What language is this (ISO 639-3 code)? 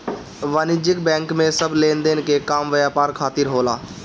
bho